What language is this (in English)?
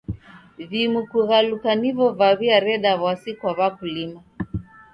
Taita